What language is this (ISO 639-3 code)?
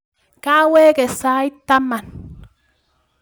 kln